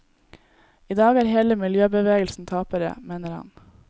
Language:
Norwegian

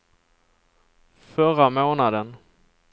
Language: Swedish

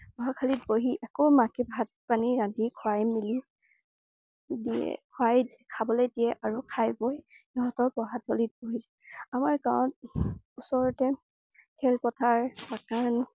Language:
Assamese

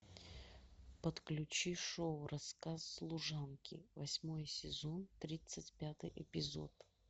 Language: Russian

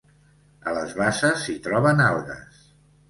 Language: Catalan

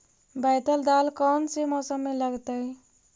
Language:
Magahi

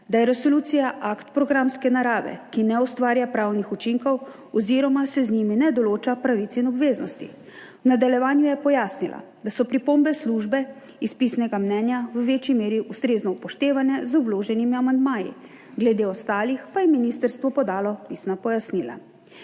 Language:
Slovenian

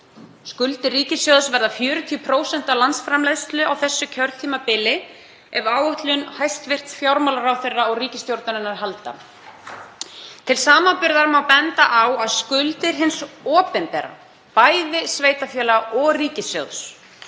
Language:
Icelandic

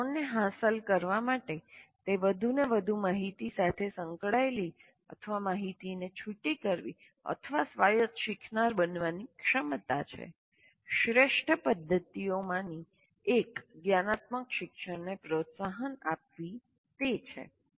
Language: Gujarati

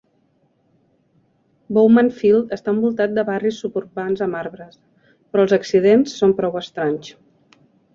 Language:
Catalan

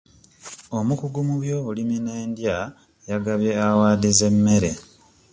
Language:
Ganda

